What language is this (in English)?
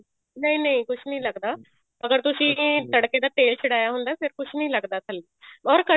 Punjabi